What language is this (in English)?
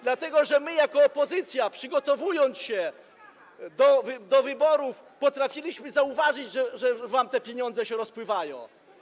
Polish